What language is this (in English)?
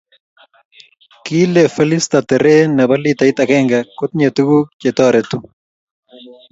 Kalenjin